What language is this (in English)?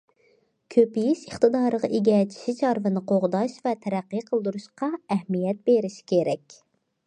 Uyghur